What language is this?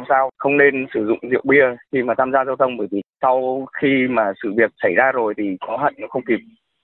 Vietnamese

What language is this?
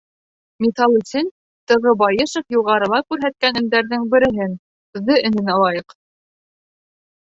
Bashkir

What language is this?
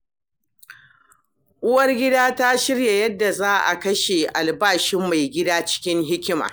Hausa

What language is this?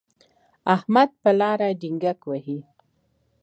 Pashto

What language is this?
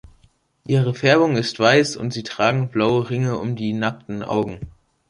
German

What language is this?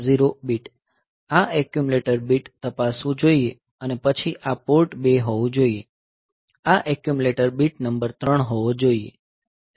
Gujarati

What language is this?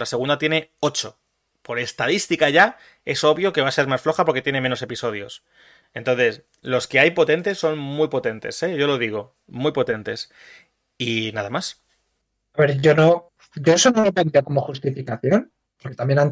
Spanish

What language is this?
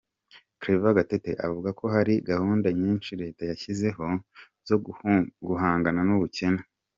Kinyarwanda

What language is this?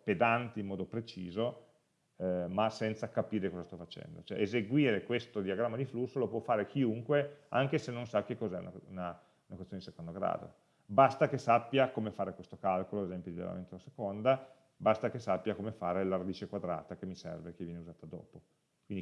Italian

